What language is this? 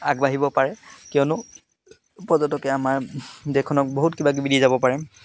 Assamese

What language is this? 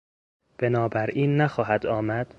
Persian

